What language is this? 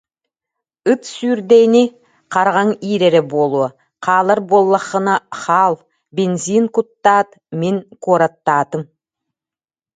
Yakut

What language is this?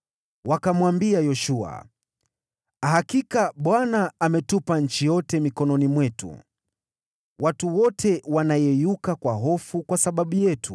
Swahili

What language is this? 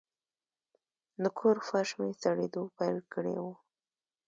Pashto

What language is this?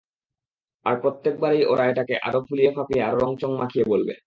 Bangla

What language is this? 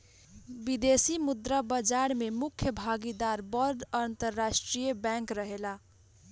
Bhojpuri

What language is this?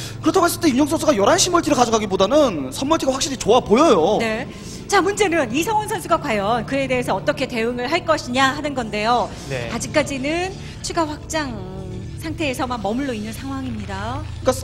Korean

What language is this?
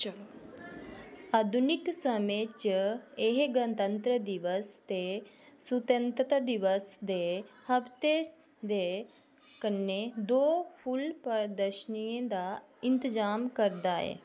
Dogri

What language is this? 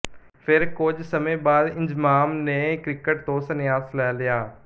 Punjabi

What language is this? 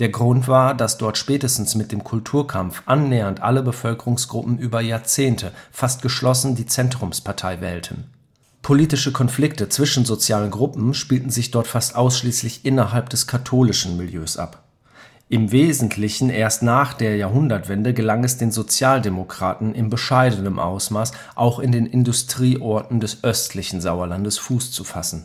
German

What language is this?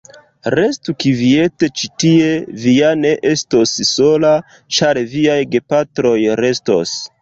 Esperanto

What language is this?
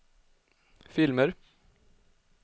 Swedish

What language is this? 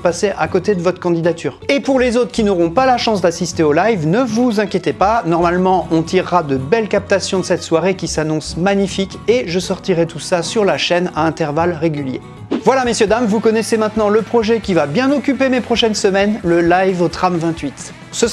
French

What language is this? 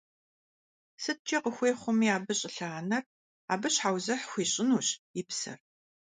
Kabardian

